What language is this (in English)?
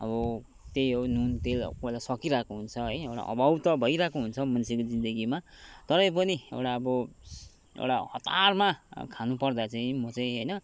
Nepali